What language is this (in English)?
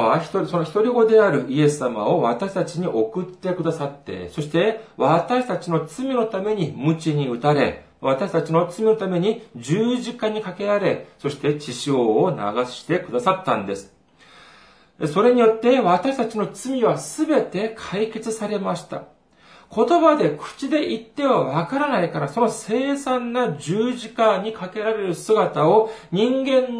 Japanese